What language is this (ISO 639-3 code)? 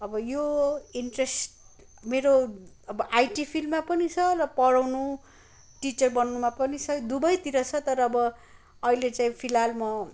nep